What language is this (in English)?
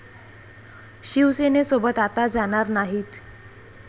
Marathi